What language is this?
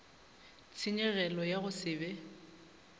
Northern Sotho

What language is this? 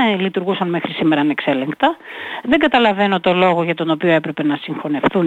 Greek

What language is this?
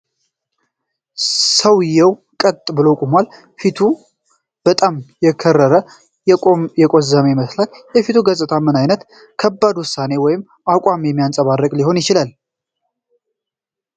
Amharic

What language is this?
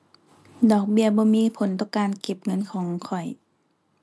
Thai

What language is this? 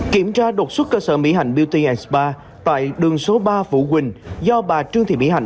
Vietnamese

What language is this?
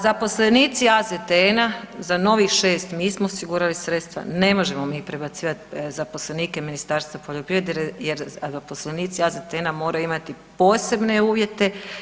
Croatian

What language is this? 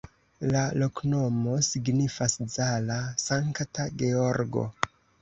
Esperanto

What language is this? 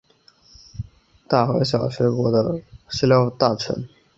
Chinese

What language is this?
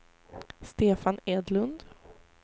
Swedish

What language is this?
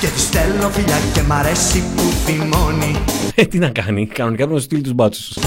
Greek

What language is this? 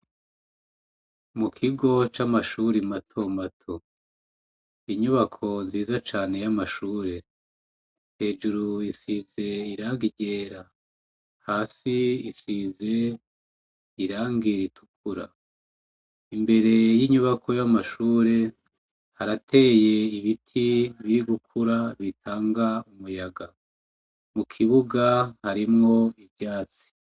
Rundi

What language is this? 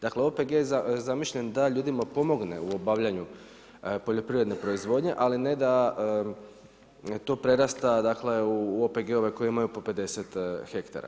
Croatian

